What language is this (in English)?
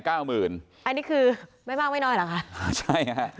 Thai